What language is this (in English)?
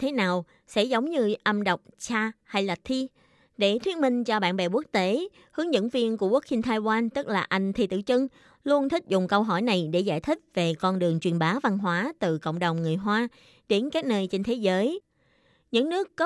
Vietnamese